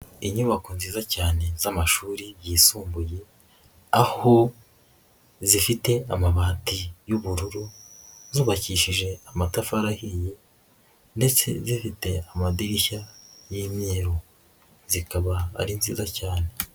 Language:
Kinyarwanda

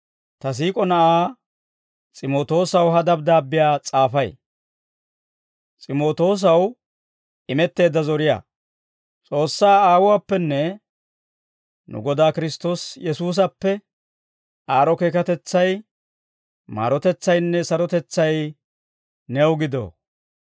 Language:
Dawro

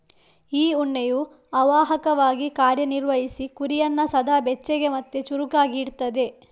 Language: Kannada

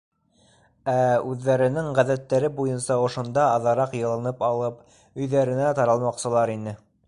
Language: Bashkir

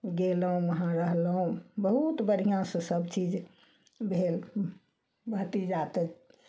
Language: Maithili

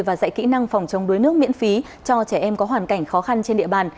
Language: Vietnamese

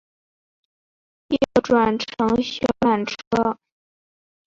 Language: Chinese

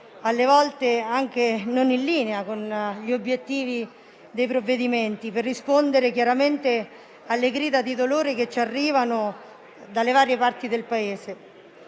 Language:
Italian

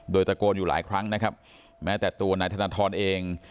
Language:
Thai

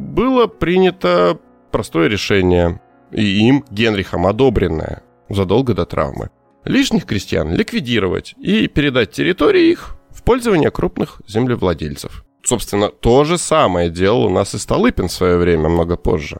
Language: Russian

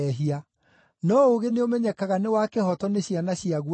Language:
Kikuyu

